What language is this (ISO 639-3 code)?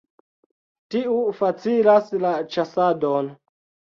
epo